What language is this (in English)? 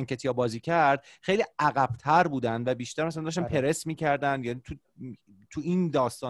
Persian